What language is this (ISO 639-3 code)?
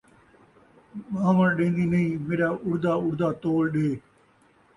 skr